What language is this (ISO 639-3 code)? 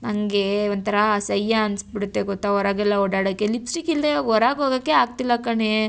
kan